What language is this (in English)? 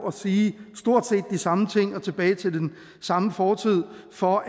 Danish